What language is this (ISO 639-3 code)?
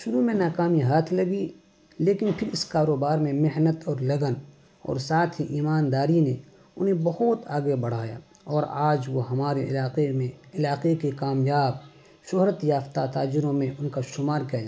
urd